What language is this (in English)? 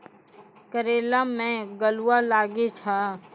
Maithili